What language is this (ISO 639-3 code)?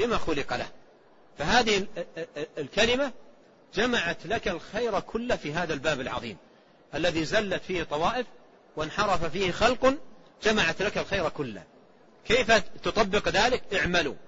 ara